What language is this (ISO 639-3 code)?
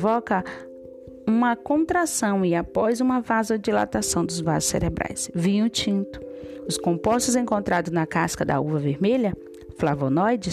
por